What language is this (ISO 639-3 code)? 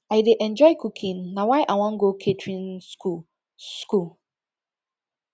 pcm